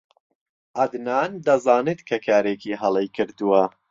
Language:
Central Kurdish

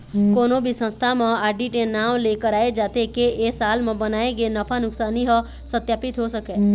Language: Chhattisgarhi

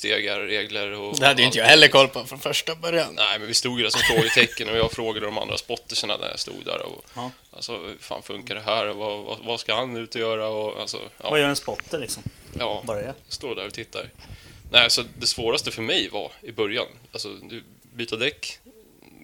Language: Swedish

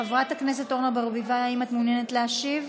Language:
Hebrew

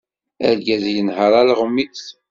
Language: Kabyle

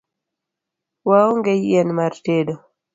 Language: Luo (Kenya and Tanzania)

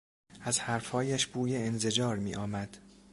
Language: Persian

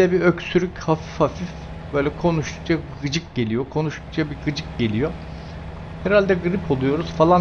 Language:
Turkish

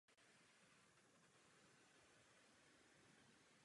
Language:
Czech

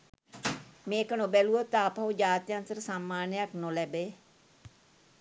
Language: Sinhala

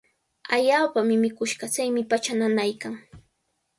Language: Cajatambo North Lima Quechua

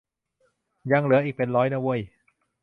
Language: Thai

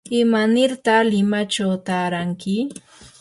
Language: Yanahuanca Pasco Quechua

